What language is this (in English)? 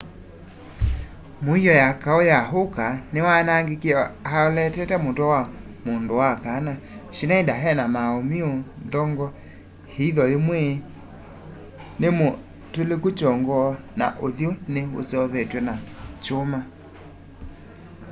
Kamba